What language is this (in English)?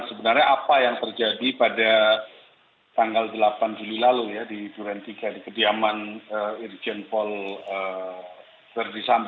Indonesian